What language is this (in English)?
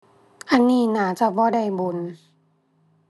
Thai